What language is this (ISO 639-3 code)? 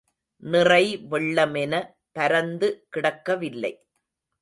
tam